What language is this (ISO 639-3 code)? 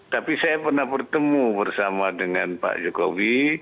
ind